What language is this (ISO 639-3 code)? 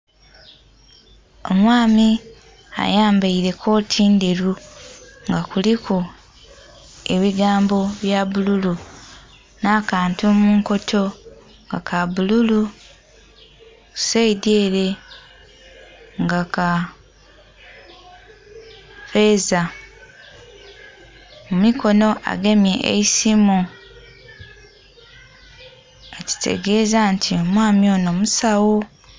xog